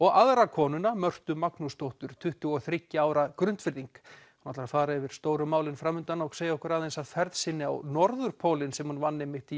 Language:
Icelandic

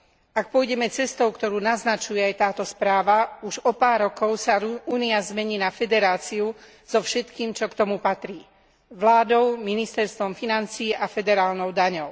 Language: Slovak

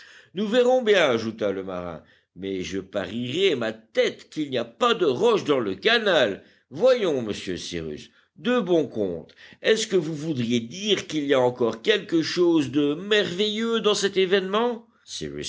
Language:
French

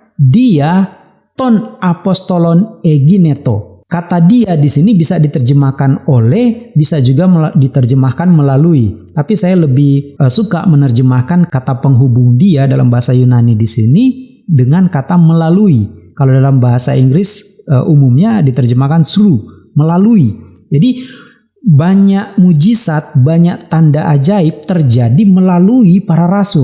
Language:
Indonesian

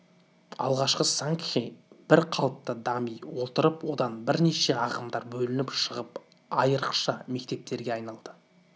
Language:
Kazakh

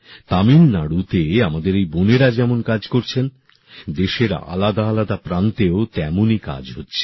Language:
Bangla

